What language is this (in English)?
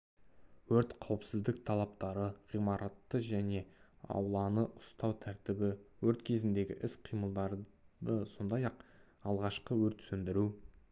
Kazakh